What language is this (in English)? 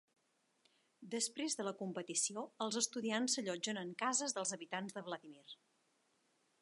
Catalan